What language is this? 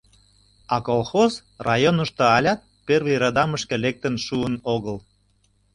Mari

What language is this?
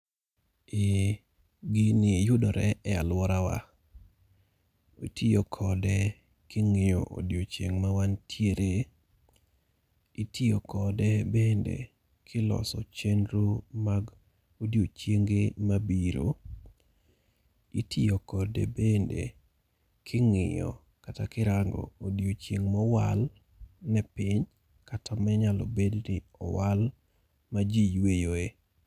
Luo (Kenya and Tanzania)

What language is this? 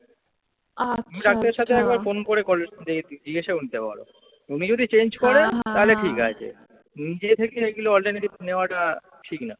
Bangla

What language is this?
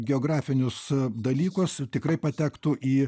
Lithuanian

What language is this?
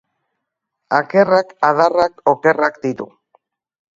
Basque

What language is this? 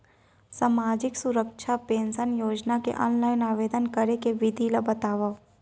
Chhattisgarhi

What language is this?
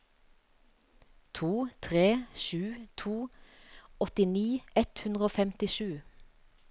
Norwegian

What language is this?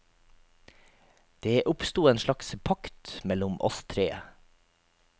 Norwegian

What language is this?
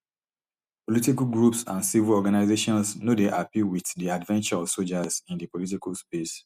Nigerian Pidgin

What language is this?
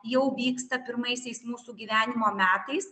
Lithuanian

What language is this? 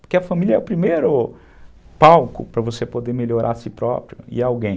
Portuguese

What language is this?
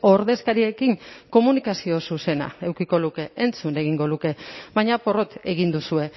Basque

